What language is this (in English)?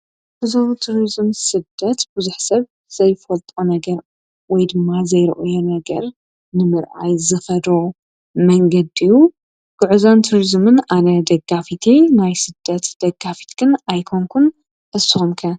Tigrinya